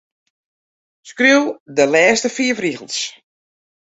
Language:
Western Frisian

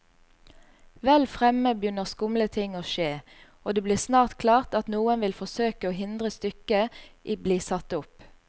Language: Norwegian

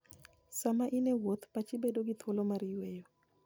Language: Luo (Kenya and Tanzania)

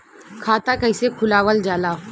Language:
Bhojpuri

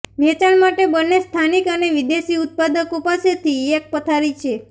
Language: Gujarati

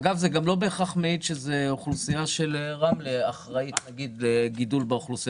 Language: Hebrew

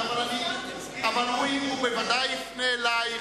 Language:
Hebrew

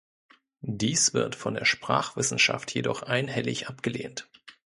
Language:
German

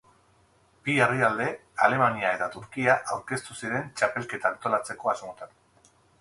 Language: Basque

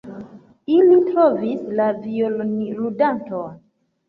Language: Esperanto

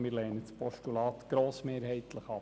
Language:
Swiss German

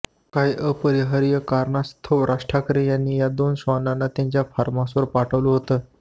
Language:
Marathi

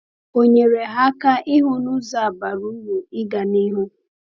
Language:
Igbo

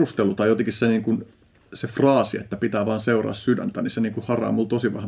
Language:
Finnish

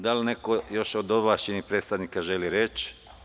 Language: Serbian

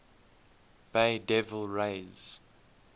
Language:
English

